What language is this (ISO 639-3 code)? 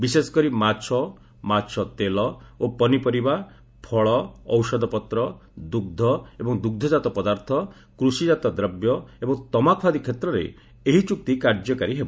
ori